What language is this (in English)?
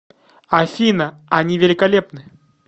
Russian